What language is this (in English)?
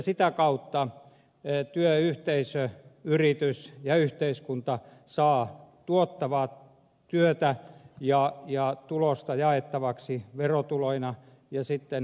Finnish